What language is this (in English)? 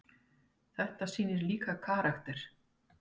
Icelandic